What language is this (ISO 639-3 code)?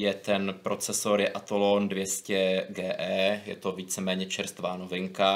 ces